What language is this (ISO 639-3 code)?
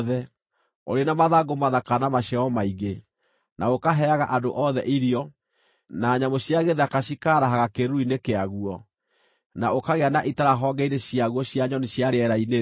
kik